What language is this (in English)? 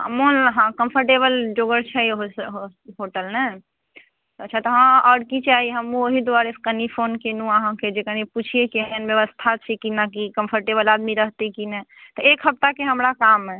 Maithili